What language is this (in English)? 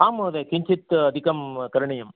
Sanskrit